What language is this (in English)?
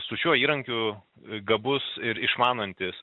Lithuanian